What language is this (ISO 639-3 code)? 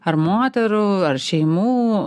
lit